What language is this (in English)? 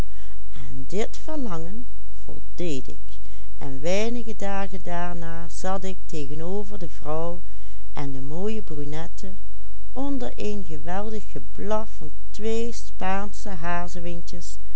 Dutch